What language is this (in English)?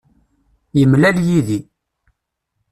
Kabyle